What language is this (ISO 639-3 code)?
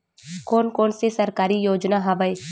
hne